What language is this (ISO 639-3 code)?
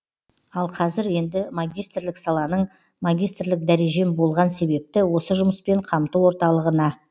kaz